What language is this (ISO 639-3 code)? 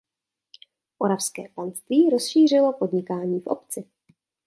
ces